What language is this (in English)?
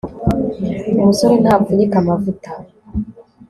Kinyarwanda